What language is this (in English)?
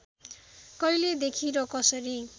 Nepali